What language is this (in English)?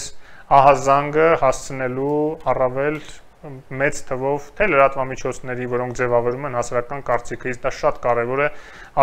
Romanian